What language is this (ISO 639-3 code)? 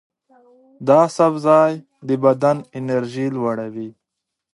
pus